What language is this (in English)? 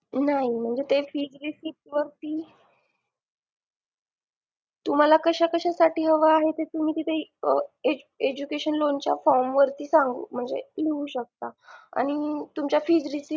Marathi